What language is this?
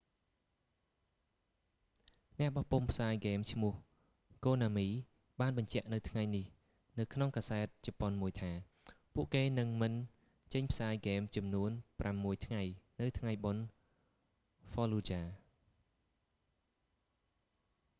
Khmer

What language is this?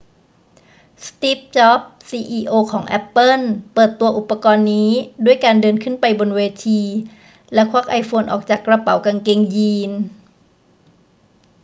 Thai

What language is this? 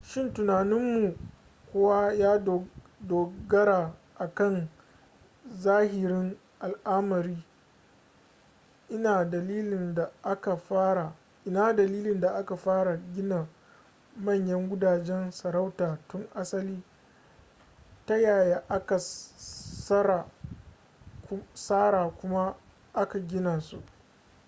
Hausa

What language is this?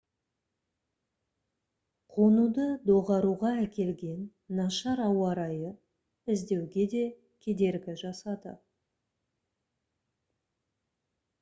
Kazakh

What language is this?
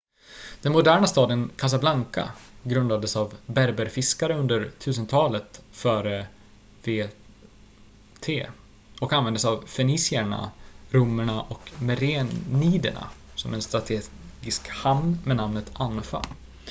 Swedish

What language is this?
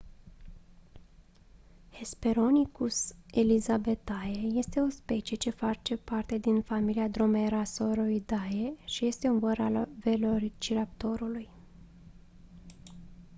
Romanian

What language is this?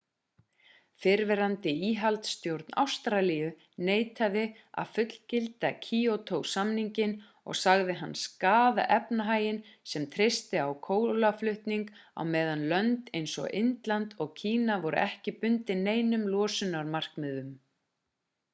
Icelandic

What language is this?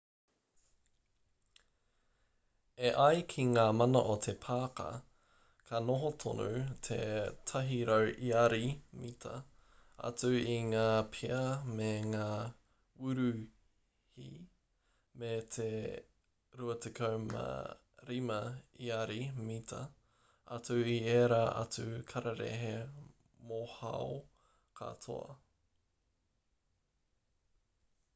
Māori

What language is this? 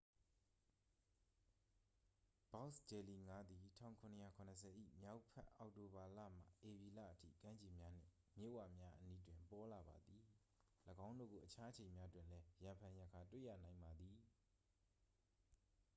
Burmese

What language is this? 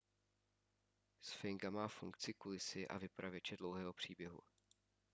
Czech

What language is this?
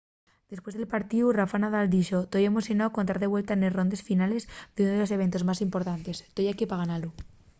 Asturian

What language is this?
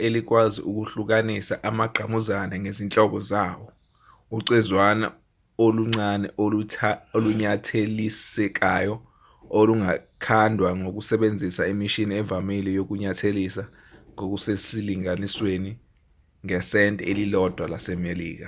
Zulu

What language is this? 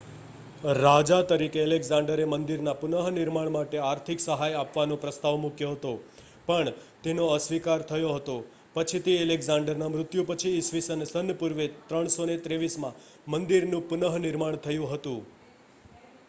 Gujarati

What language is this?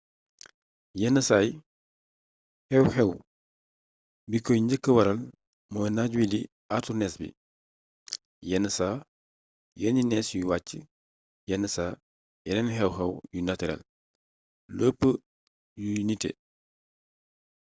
Wolof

